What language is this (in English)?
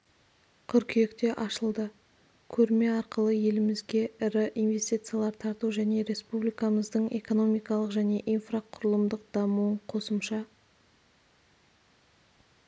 Kazakh